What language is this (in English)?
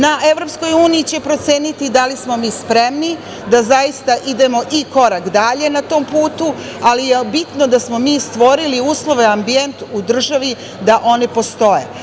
Serbian